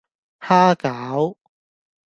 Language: Cantonese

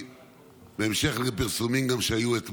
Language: Hebrew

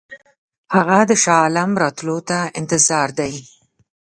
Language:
Pashto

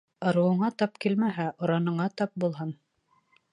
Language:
Bashkir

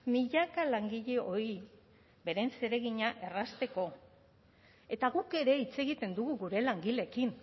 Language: Basque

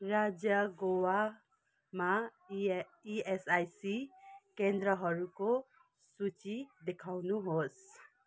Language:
Nepali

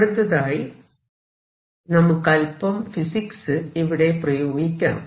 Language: Malayalam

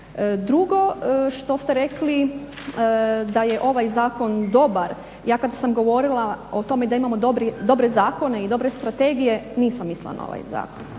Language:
Croatian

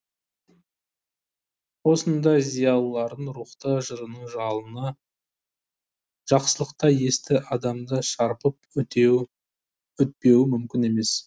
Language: Kazakh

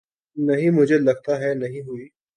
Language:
Urdu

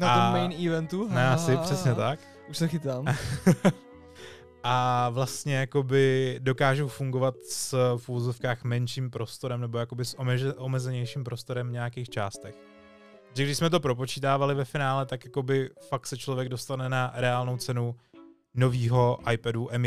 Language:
Czech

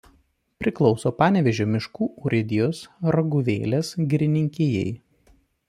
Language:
Lithuanian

